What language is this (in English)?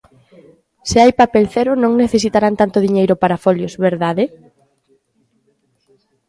Galician